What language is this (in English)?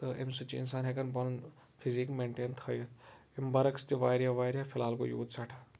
Kashmiri